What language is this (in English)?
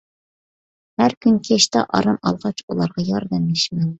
Uyghur